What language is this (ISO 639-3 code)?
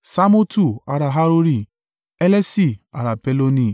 yor